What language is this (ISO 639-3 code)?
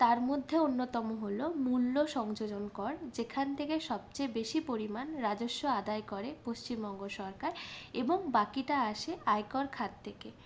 ben